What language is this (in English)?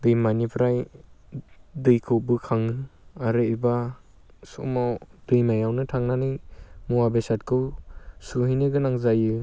Bodo